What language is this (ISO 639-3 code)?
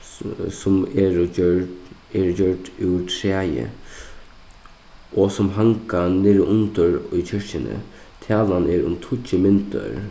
fao